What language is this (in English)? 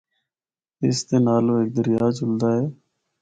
Northern Hindko